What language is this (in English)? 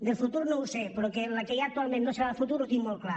Catalan